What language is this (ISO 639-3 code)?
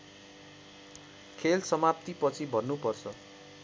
nep